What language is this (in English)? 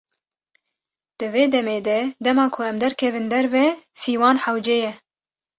Kurdish